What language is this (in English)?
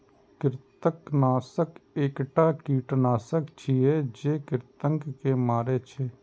Maithili